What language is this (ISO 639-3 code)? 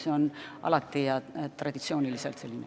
est